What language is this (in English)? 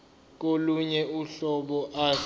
Zulu